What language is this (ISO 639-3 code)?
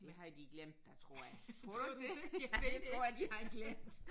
dan